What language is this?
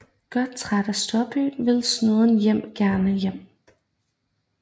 Danish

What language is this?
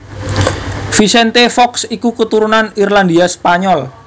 Javanese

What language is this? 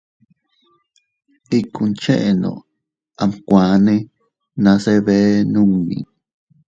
Teutila Cuicatec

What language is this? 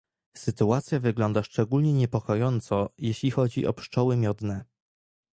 Polish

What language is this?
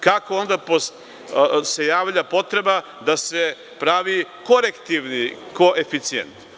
Serbian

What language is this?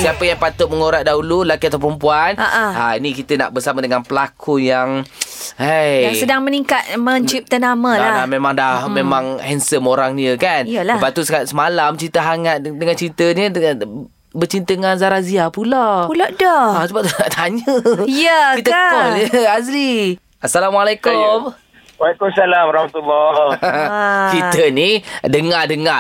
Malay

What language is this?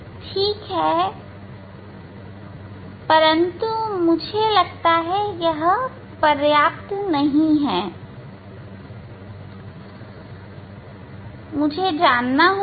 Hindi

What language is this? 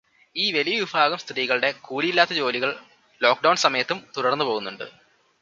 Malayalam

